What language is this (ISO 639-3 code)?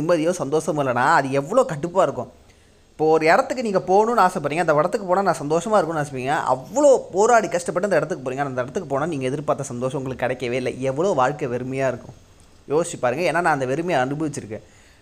tam